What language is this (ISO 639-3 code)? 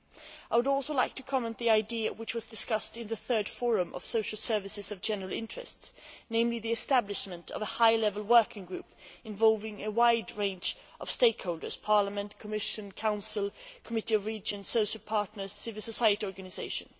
eng